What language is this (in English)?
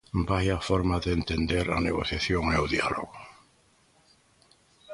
Galician